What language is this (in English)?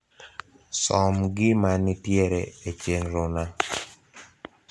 Luo (Kenya and Tanzania)